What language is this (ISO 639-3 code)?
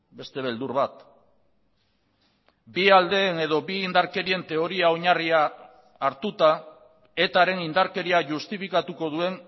eus